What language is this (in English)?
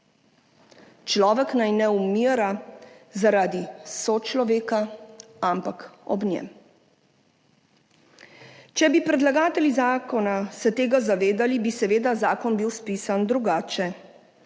Slovenian